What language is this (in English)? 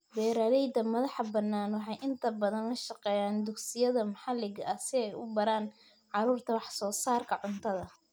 Somali